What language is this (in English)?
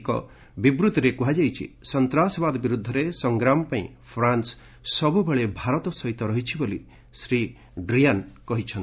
Odia